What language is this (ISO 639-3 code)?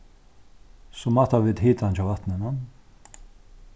fao